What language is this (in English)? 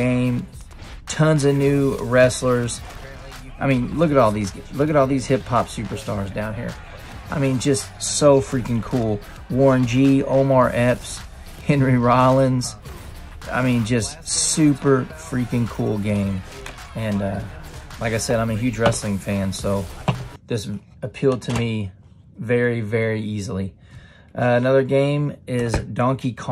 English